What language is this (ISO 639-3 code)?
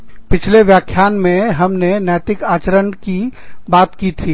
hin